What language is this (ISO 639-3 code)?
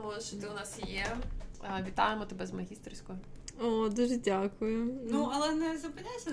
ukr